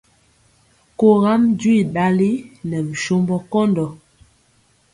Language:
Mpiemo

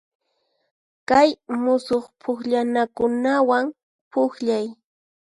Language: Puno Quechua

